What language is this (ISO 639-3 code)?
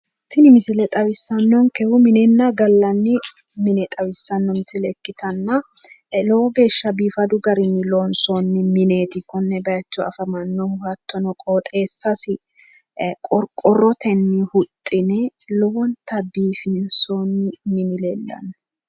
sid